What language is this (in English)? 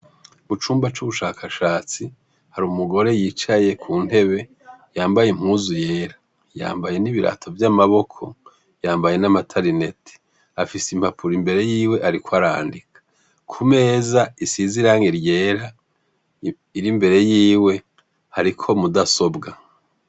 Rundi